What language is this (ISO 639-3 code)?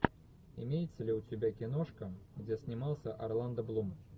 rus